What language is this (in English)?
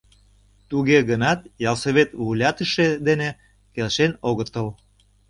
Mari